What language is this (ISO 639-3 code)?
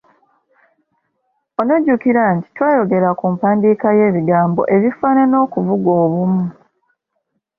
lug